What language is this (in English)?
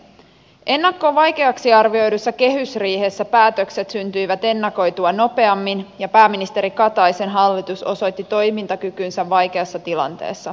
Finnish